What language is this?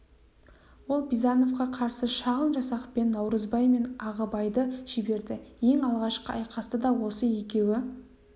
Kazakh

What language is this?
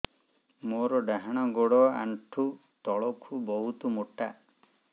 Odia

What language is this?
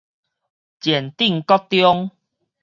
Min Nan Chinese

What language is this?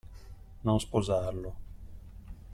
Italian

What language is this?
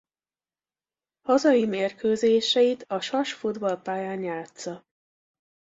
Hungarian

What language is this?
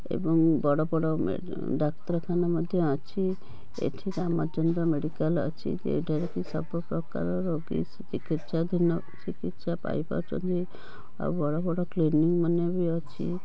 Odia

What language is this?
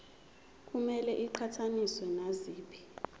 Zulu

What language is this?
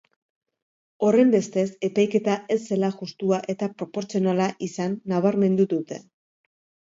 Basque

